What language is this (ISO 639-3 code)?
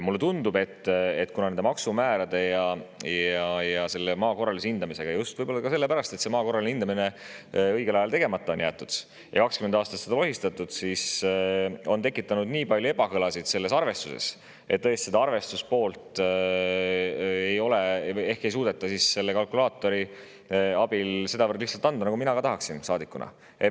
est